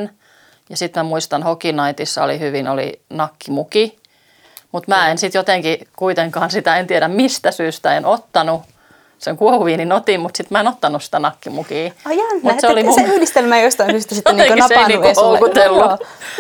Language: Finnish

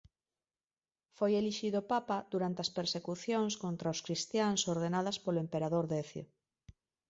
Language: Galician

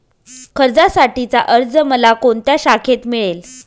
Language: Marathi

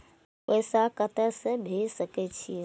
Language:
Maithili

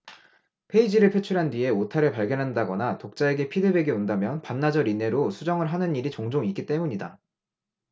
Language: Korean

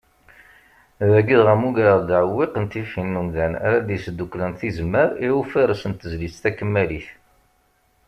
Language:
Kabyle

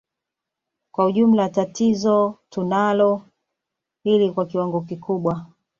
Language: Swahili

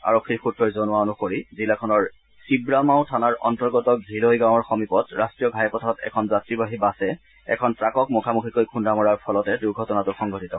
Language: Assamese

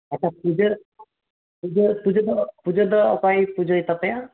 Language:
Santali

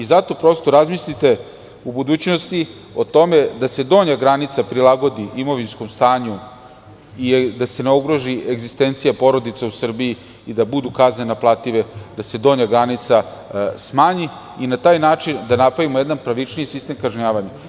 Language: Serbian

